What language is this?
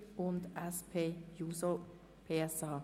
Swiss German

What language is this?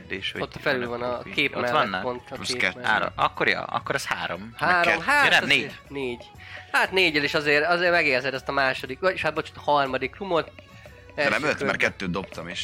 Hungarian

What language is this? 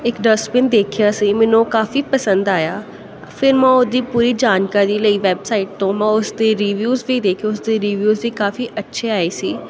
Punjabi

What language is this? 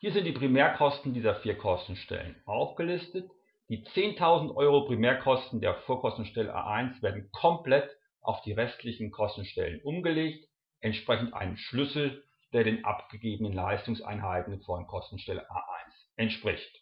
German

